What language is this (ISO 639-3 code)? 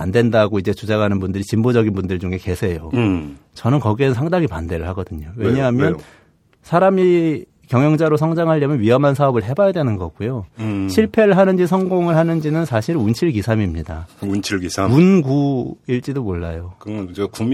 kor